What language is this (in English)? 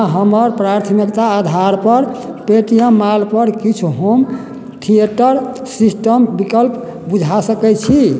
Maithili